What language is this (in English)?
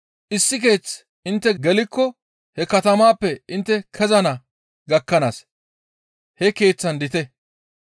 Gamo